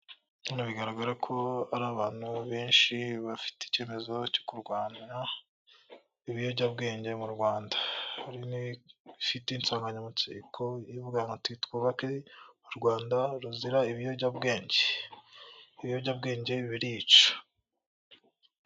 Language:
Kinyarwanda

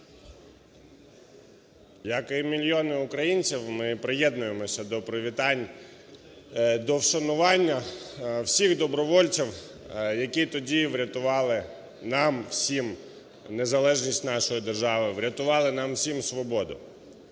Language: Ukrainian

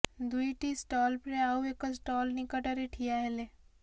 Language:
Odia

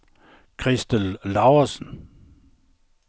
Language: Danish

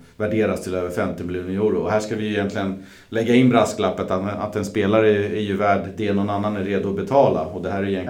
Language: Swedish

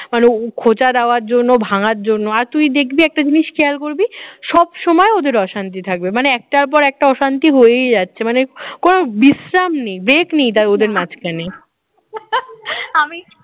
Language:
Bangla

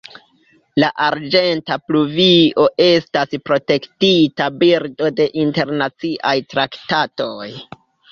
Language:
Esperanto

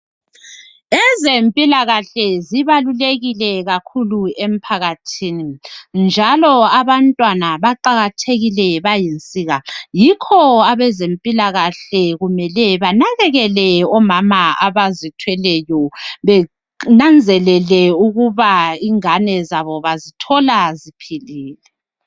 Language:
North Ndebele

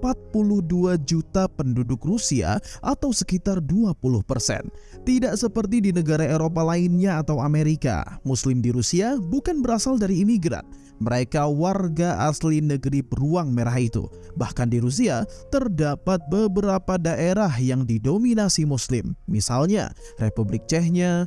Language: Indonesian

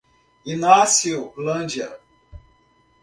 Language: Portuguese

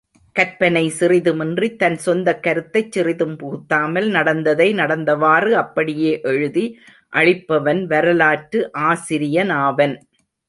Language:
Tamil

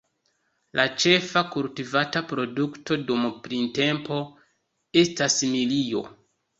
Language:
Esperanto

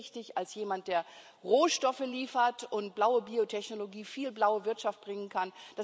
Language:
German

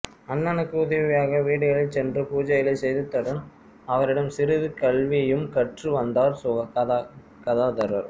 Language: Tamil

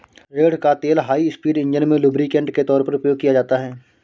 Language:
Hindi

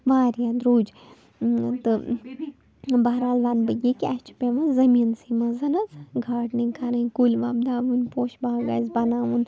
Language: Kashmiri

